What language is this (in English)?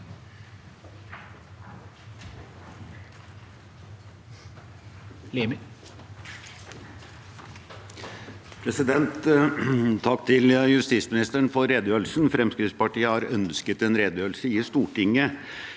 Norwegian